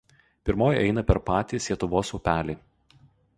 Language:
Lithuanian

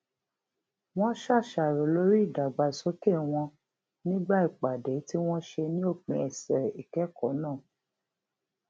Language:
Yoruba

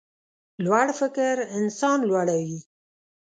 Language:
Pashto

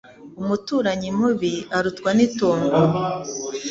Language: Kinyarwanda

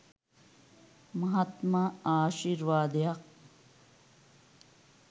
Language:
Sinhala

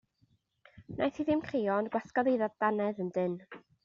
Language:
Welsh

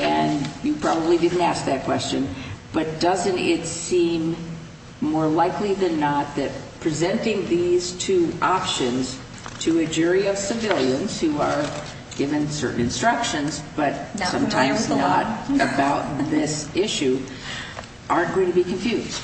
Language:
English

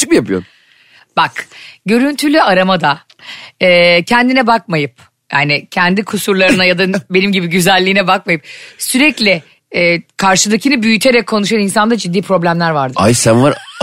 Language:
Turkish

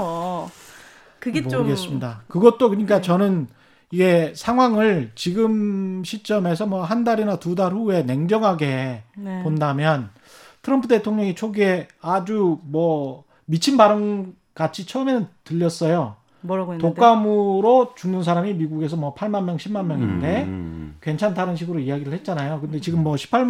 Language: Korean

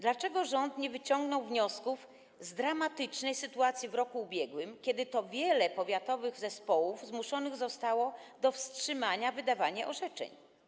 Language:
Polish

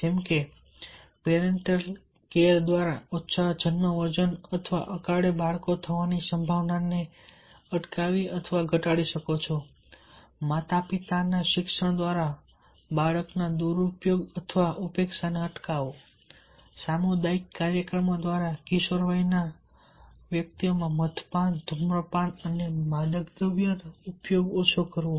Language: Gujarati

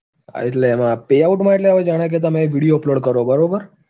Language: Gujarati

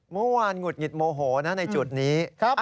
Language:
Thai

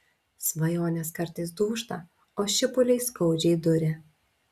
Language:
Lithuanian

